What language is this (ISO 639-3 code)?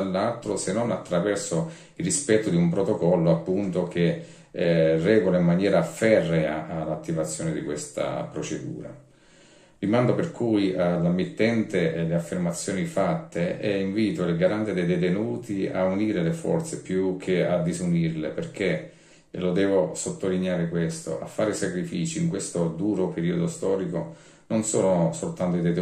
ita